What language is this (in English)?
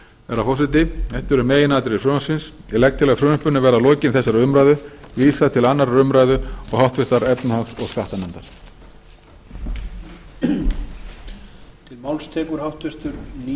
Icelandic